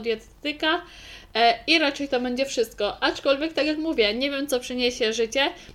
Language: Polish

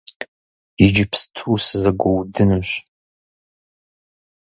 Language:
Kabardian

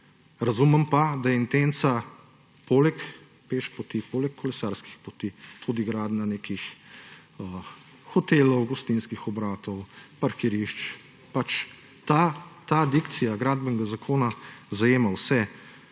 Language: Slovenian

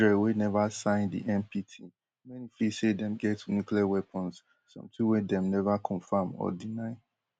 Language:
Nigerian Pidgin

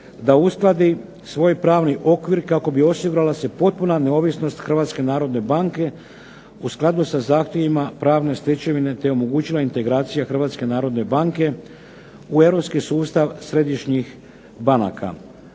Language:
Croatian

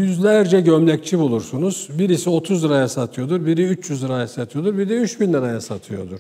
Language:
Turkish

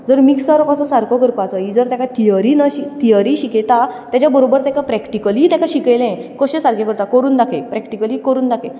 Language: Konkani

